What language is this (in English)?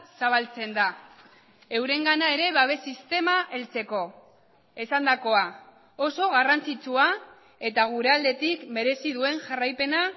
Basque